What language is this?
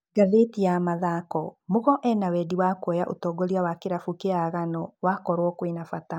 Kikuyu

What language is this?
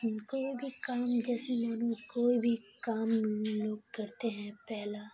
Urdu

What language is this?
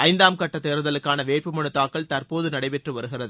Tamil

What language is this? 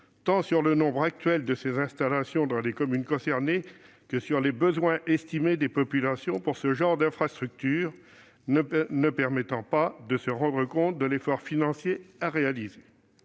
French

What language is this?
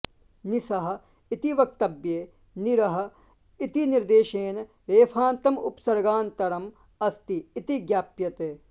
Sanskrit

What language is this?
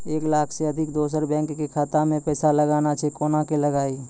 Maithili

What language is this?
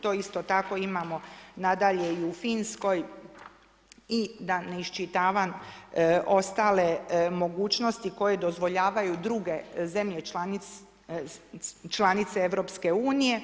Croatian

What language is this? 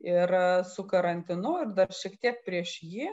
Lithuanian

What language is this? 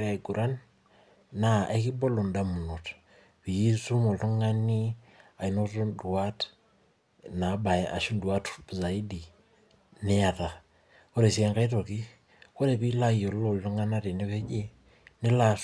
Masai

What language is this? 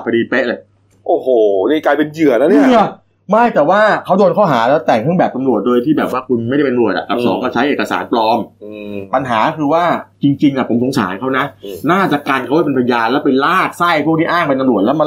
Thai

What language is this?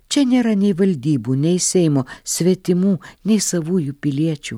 Lithuanian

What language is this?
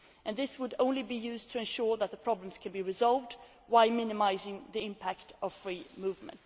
English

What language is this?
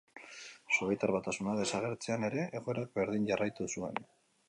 Basque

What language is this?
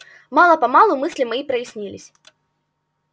Russian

